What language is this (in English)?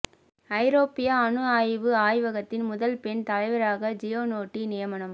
Tamil